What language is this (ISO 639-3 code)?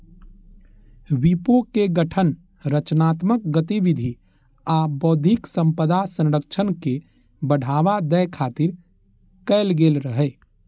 mai